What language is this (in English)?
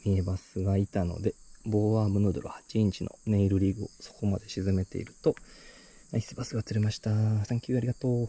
Japanese